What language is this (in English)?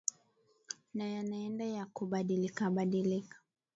Swahili